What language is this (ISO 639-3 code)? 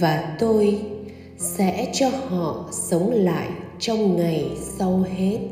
vie